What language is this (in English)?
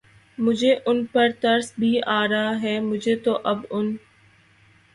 Urdu